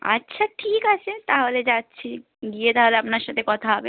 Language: Bangla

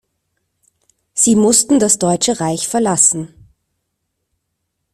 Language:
German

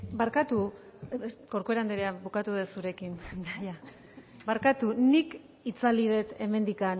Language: Basque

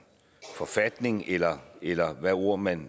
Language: Danish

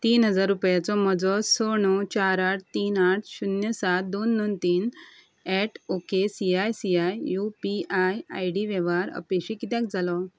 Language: Konkani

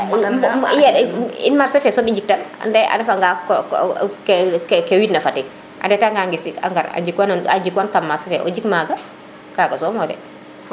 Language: Serer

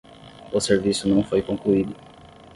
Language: Portuguese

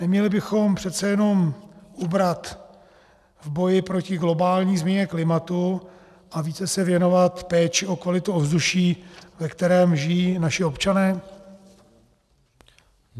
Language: Czech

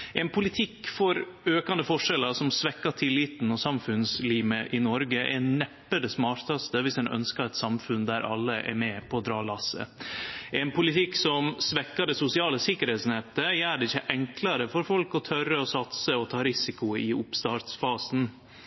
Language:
Norwegian Nynorsk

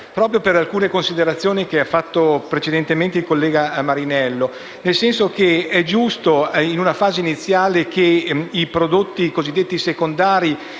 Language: Italian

